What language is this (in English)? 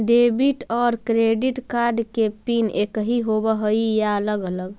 Magahi